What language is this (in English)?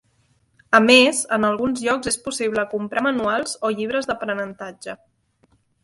Catalan